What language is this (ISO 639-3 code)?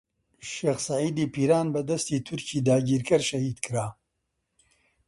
ckb